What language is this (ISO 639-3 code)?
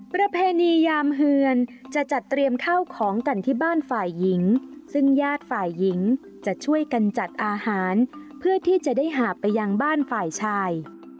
tha